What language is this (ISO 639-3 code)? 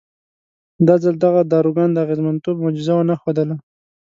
pus